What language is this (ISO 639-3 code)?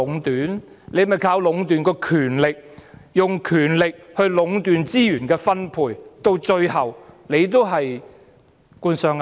yue